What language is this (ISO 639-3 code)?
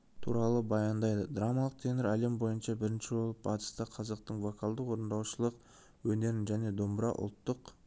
kaz